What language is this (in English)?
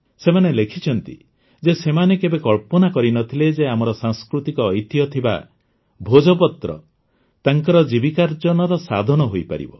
Odia